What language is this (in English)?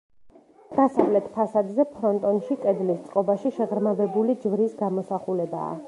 Georgian